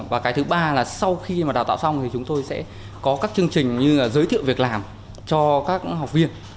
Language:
Vietnamese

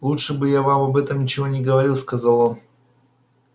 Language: Russian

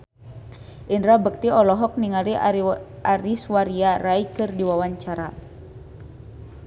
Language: Sundanese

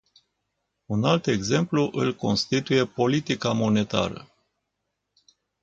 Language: Romanian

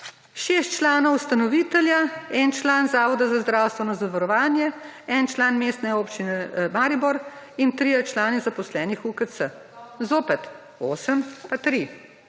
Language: Slovenian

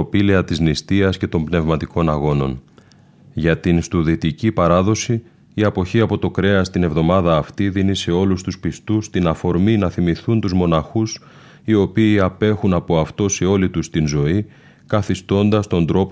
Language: Greek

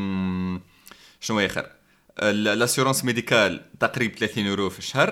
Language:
Arabic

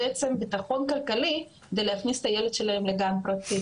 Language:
Hebrew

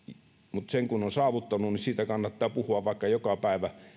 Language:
Finnish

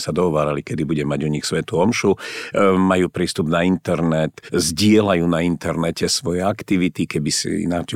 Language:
Slovak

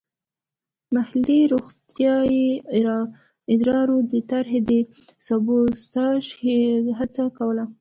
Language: Pashto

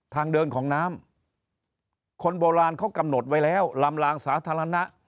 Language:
Thai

